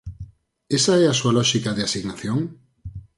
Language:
Galician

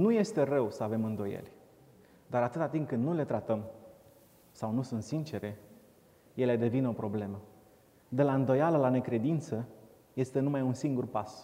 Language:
Romanian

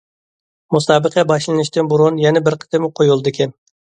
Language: Uyghur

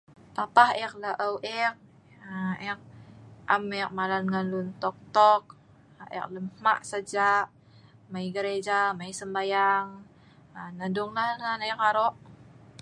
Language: Sa'ban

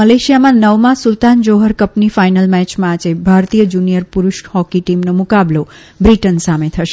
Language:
Gujarati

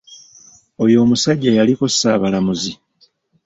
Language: Ganda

